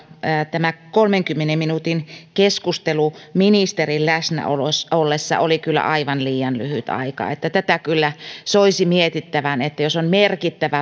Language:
Finnish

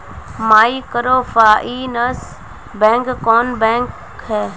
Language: Magahi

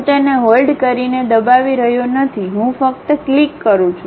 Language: Gujarati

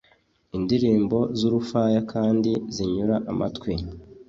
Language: Kinyarwanda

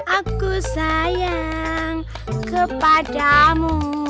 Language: Indonesian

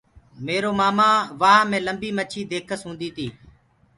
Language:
Gurgula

